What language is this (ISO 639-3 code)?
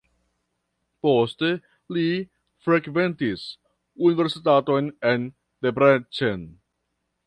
epo